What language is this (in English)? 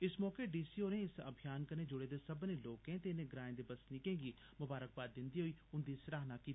Dogri